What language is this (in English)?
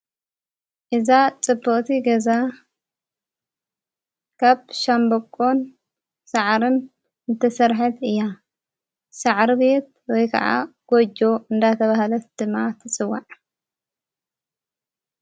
Tigrinya